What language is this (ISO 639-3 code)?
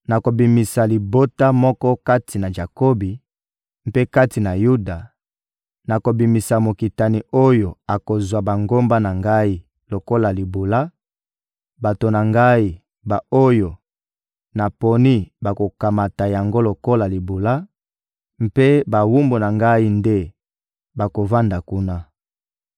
lin